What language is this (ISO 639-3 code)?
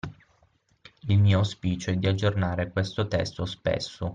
ita